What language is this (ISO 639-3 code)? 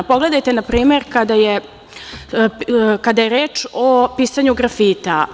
srp